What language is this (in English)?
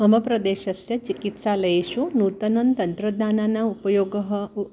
Sanskrit